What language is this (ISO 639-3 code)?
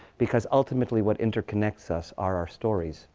eng